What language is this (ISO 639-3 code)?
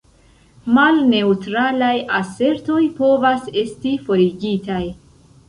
epo